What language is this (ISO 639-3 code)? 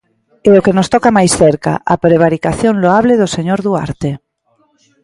glg